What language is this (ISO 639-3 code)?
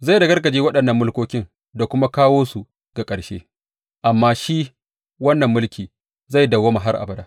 hau